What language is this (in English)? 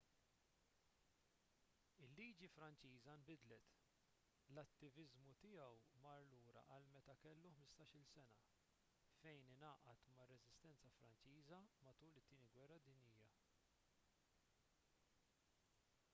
Maltese